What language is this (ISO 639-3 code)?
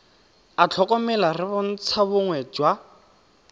tsn